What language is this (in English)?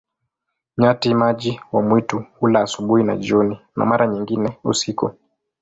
Swahili